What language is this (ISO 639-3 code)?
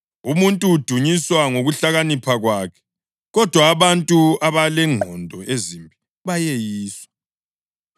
nde